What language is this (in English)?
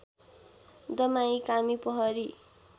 Nepali